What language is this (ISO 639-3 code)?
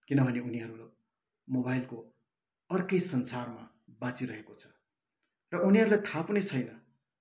nep